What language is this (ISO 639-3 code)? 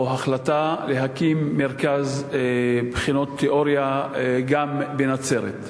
heb